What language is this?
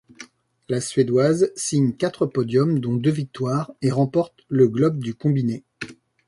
French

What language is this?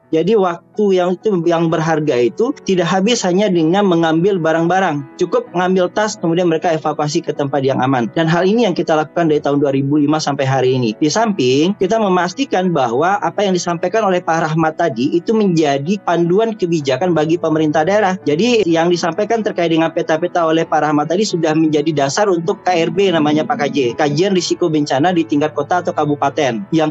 Indonesian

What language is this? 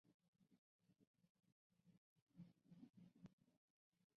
Chinese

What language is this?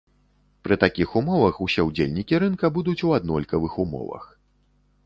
Belarusian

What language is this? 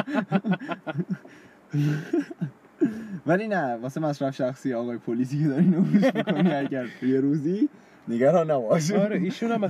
Persian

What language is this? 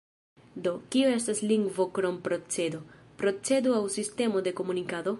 Esperanto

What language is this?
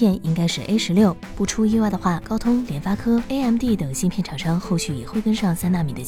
Chinese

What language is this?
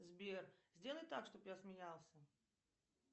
Russian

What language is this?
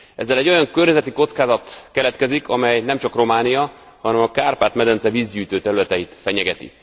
Hungarian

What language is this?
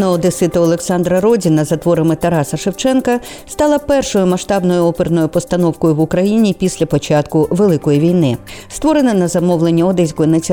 Ukrainian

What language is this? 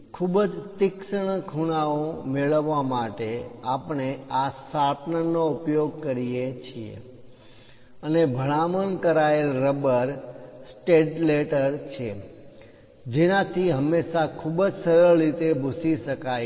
Gujarati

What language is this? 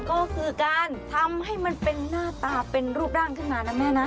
Thai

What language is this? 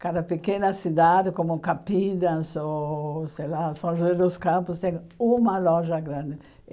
Portuguese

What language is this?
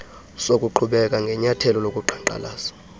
Xhosa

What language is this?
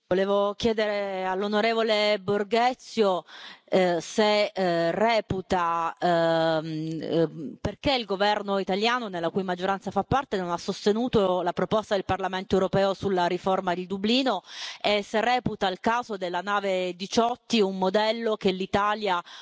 Italian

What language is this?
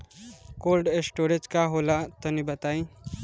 Bhojpuri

